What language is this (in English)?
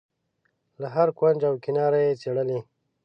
Pashto